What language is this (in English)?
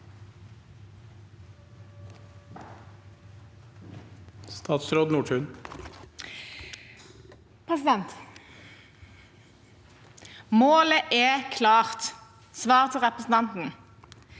Norwegian